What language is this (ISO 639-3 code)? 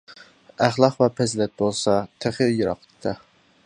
uig